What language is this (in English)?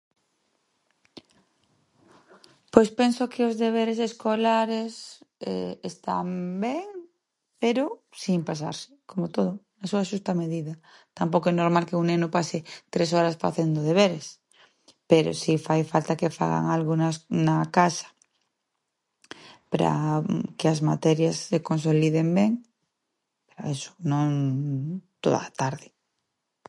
Galician